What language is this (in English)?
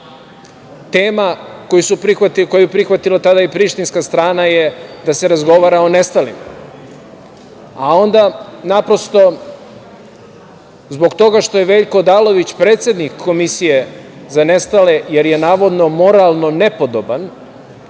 Serbian